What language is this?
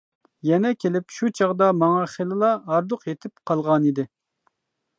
Uyghur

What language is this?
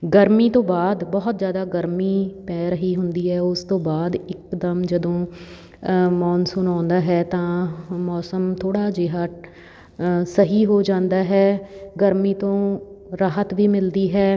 Punjabi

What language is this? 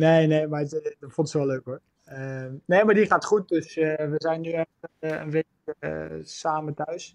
Dutch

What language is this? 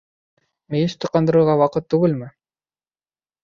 Bashkir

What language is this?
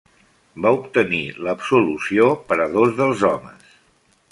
Catalan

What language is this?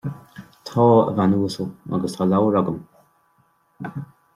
Irish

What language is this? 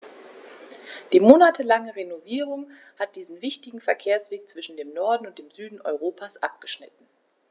German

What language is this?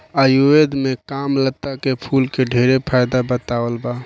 Bhojpuri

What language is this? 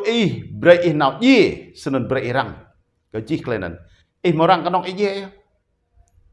Vietnamese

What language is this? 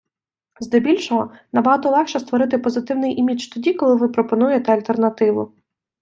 Ukrainian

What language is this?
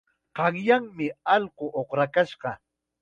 Chiquián Ancash Quechua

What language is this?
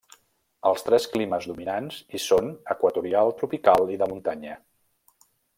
Catalan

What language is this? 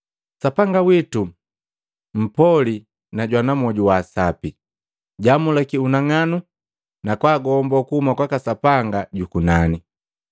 Matengo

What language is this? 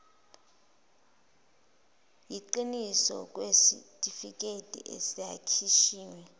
Zulu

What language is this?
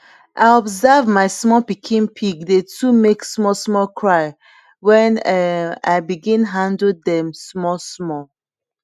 Nigerian Pidgin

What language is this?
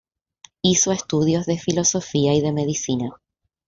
Spanish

